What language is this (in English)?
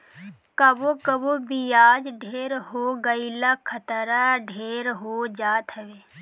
Bhojpuri